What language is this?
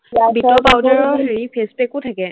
Assamese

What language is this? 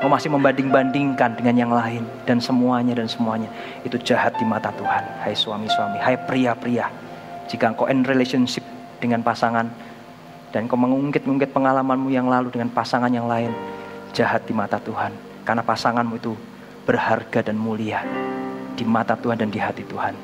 Indonesian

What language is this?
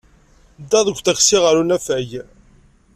Kabyle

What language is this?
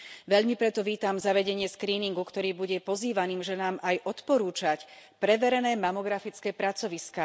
Slovak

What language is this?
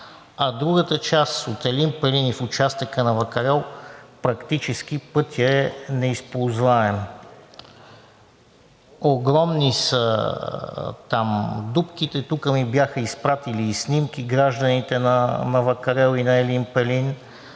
Bulgarian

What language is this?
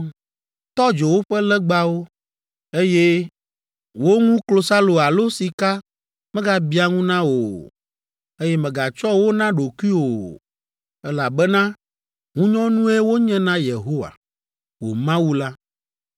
Ewe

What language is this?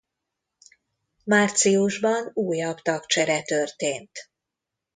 Hungarian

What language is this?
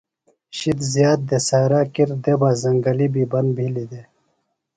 Phalura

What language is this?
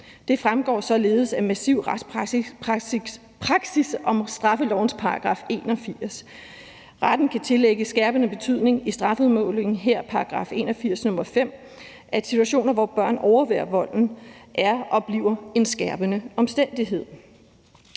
Danish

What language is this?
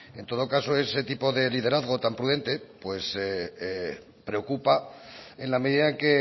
Spanish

